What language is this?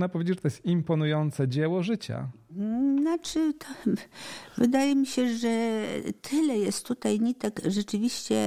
Polish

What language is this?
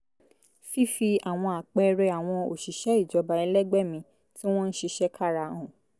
Yoruba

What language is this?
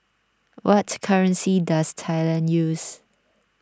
English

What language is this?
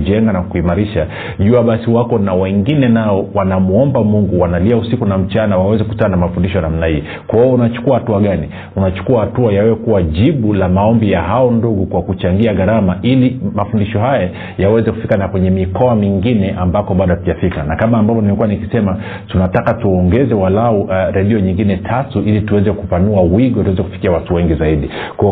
Swahili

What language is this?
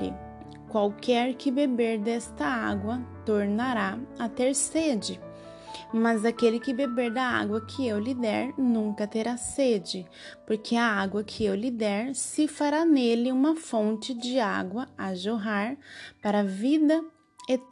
Portuguese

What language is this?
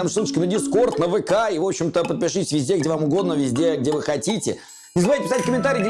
Russian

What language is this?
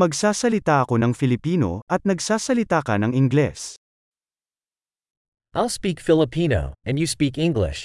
Filipino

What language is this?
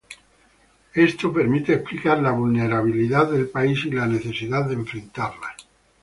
Spanish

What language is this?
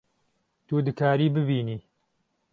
Kurdish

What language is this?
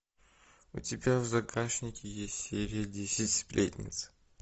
Russian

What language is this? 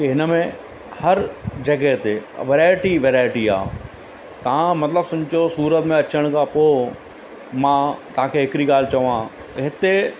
Sindhi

